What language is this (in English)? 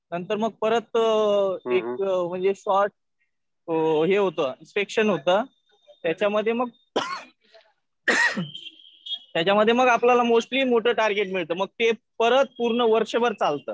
Marathi